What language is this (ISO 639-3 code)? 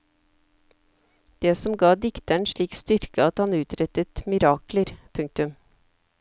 nor